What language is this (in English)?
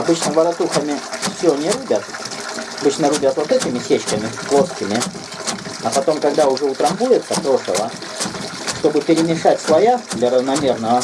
Russian